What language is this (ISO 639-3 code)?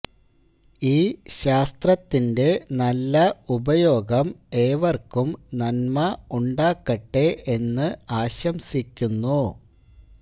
mal